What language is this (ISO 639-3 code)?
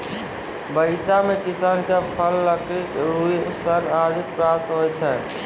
mai